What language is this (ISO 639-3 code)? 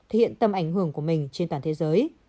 vie